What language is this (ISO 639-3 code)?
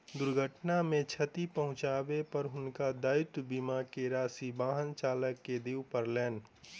mai